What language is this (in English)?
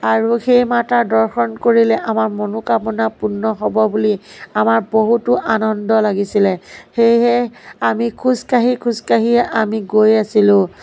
Assamese